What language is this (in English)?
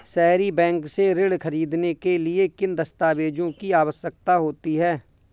Hindi